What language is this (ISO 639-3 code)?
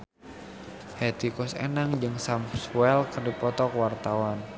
sun